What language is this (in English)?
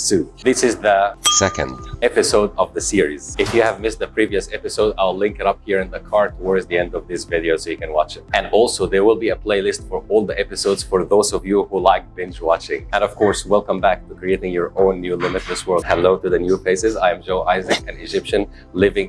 English